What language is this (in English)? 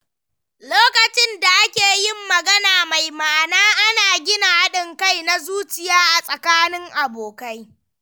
Hausa